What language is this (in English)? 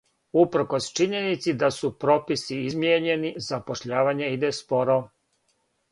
Serbian